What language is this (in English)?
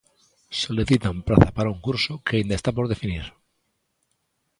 Galician